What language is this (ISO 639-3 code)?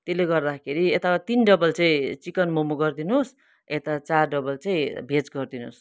nep